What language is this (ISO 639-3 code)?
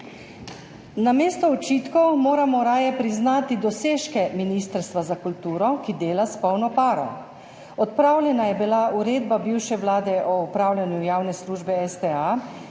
slv